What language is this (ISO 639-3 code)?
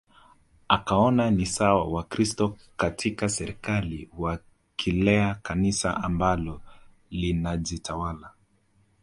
swa